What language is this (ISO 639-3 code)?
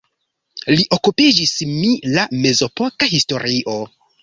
epo